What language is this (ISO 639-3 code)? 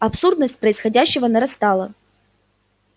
rus